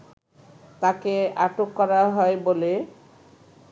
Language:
Bangla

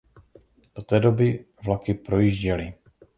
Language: Czech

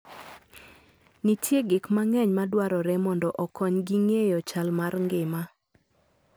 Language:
Luo (Kenya and Tanzania)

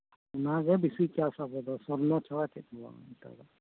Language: Santali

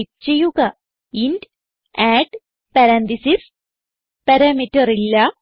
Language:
Malayalam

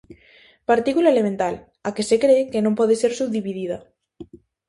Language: Galician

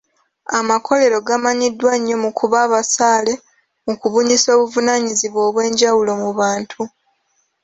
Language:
Ganda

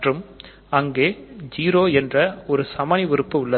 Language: Tamil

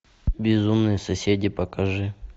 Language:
Russian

